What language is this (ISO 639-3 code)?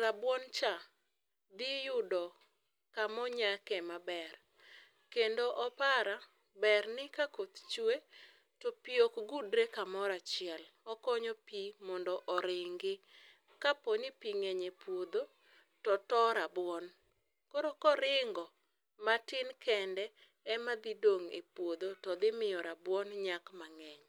luo